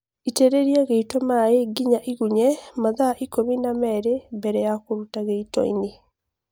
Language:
Kikuyu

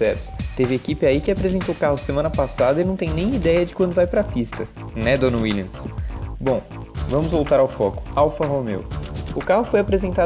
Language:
Portuguese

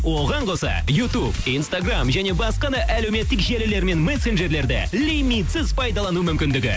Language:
Kazakh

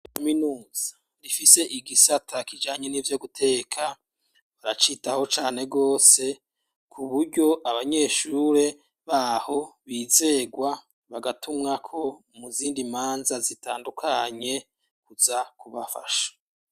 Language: Rundi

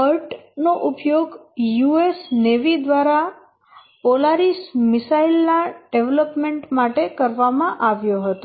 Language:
Gujarati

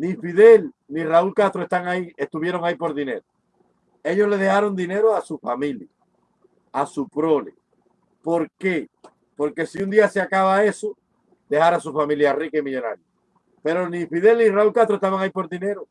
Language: Spanish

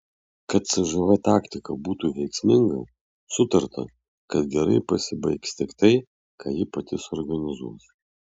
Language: Lithuanian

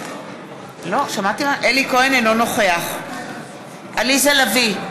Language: Hebrew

